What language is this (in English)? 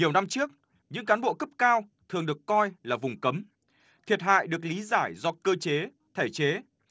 Vietnamese